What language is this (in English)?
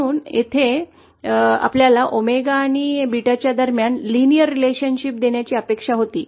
Marathi